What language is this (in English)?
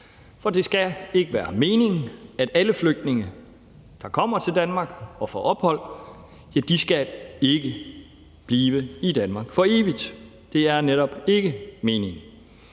Danish